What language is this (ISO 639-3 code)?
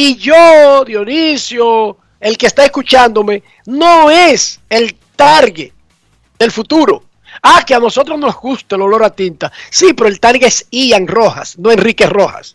spa